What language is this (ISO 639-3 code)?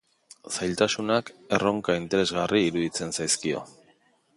eus